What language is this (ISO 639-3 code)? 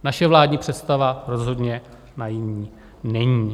ces